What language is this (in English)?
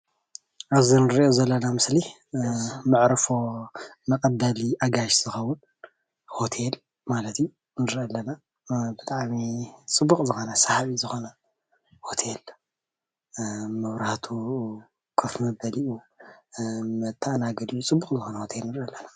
Tigrinya